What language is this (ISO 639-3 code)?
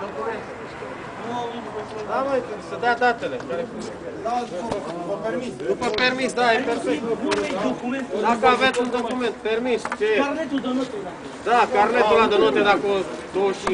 ron